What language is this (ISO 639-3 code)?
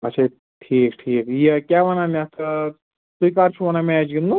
kas